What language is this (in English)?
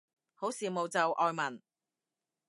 Cantonese